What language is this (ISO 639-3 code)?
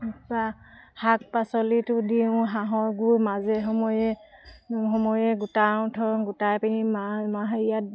asm